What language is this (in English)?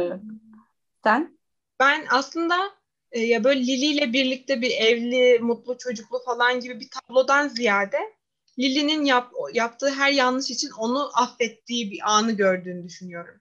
Turkish